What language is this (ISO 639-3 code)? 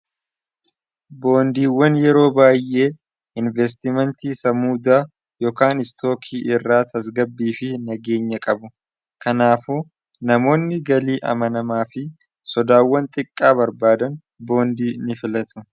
orm